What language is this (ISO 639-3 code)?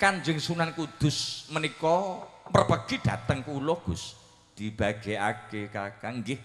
ind